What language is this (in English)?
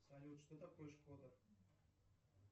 Russian